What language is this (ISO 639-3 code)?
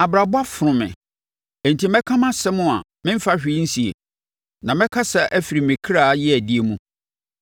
aka